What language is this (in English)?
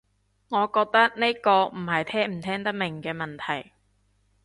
Cantonese